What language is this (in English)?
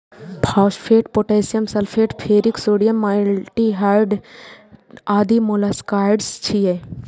Maithili